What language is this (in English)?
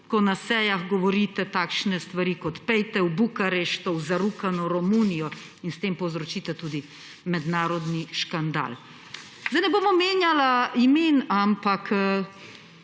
Slovenian